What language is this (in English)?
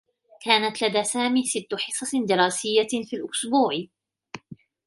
Arabic